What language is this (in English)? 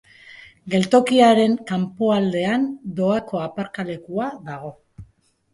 Basque